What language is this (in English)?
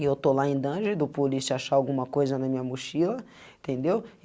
Portuguese